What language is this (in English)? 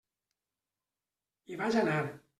Catalan